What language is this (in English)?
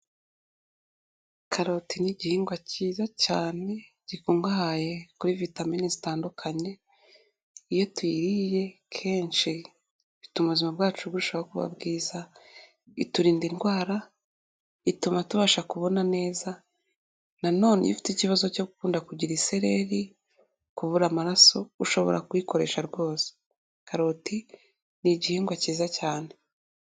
Kinyarwanda